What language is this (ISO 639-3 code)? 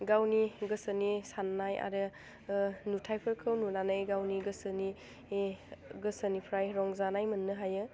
brx